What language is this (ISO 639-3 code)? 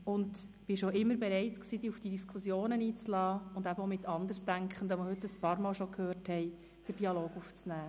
gsw